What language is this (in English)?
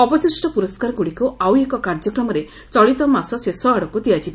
Odia